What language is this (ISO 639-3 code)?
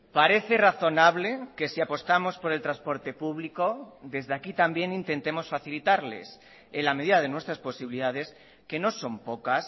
spa